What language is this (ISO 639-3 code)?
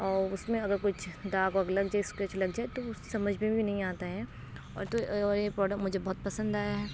urd